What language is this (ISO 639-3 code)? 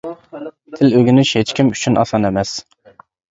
uig